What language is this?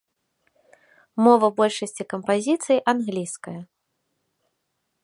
Belarusian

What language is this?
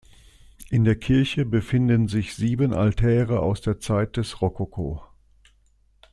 German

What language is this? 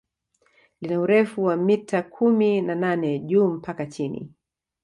Swahili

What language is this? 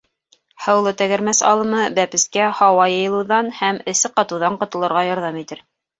Bashkir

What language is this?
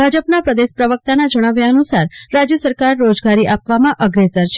Gujarati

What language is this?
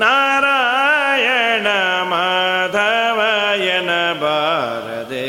Kannada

